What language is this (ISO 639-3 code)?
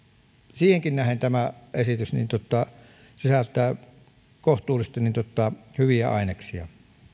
fin